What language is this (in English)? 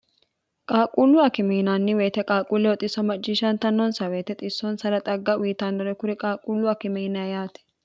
Sidamo